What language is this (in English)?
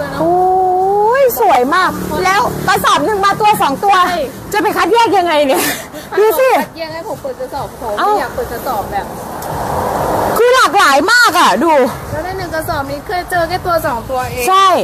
Thai